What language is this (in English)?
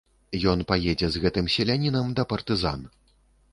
Belarusian